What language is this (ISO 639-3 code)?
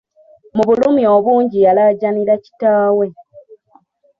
lug